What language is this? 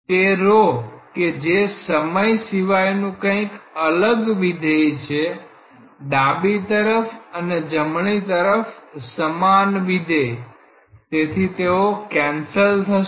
Gujarati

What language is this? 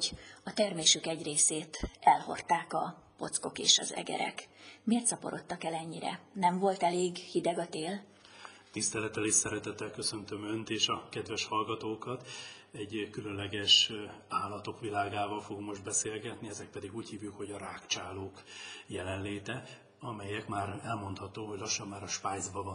Hungarian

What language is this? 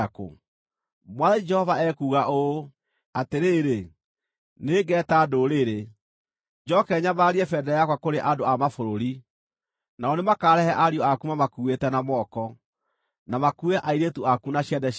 Kikuyu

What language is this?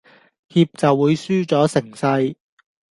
Cantonese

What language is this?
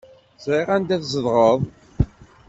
Kabyle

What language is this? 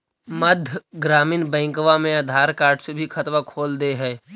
Magahi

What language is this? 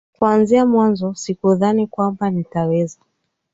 Swahili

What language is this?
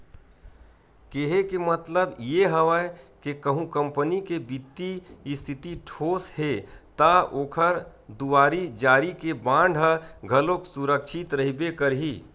Chhattisgarhi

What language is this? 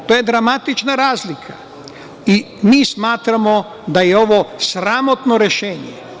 Serbian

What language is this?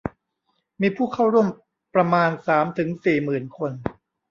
Thai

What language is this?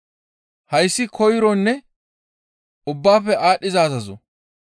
Gamo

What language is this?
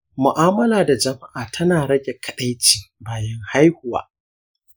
Hausa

